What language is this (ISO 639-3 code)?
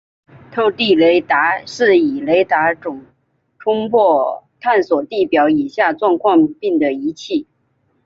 zho